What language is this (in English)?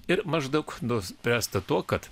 Lithuanian